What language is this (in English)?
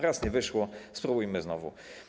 Polish